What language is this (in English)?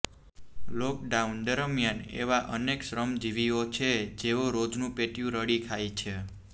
Gujarati